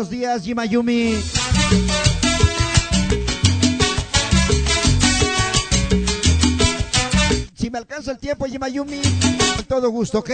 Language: Spanish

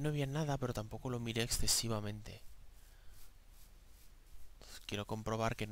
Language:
Spanish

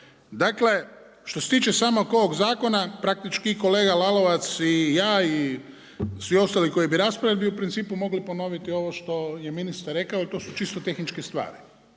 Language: Croatian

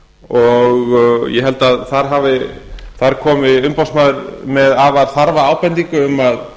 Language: Icelandic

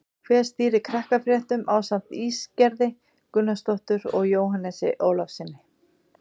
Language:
Icelandic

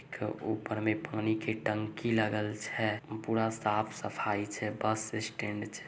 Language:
Magahi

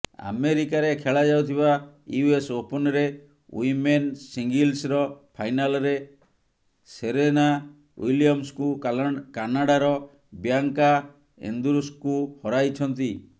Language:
Odia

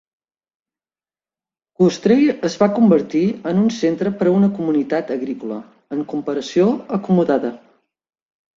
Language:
Catalan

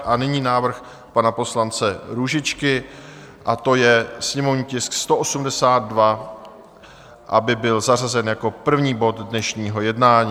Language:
Czech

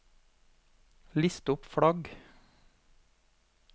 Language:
Norwegian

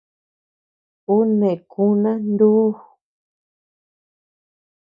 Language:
Tepeuxila Cuicatec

